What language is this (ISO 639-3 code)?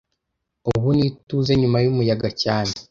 kin